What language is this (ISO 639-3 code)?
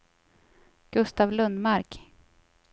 swe